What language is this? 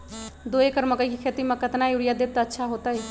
Magahi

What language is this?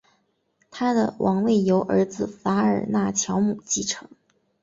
Chinese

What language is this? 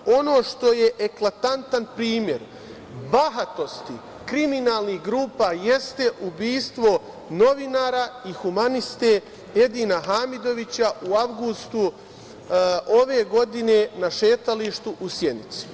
Serbian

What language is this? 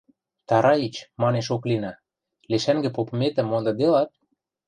Western Mari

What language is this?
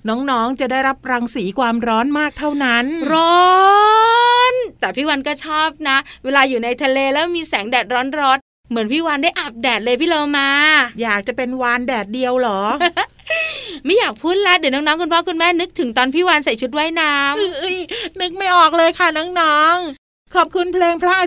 Thai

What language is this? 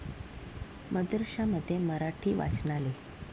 Marathi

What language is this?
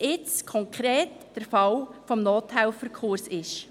Swiss German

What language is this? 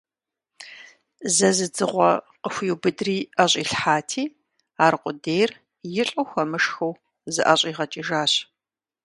Kabardian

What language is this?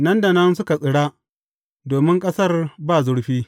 Hausa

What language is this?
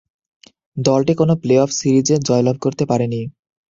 Bangla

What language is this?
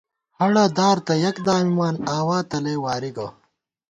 Gawar-Bati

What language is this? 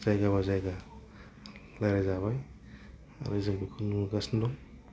Bodo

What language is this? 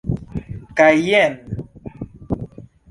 Esperanto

